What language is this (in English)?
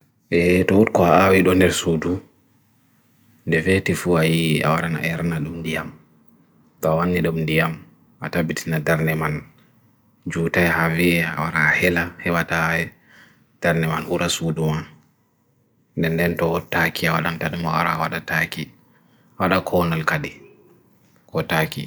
Bagirmi Fulfulde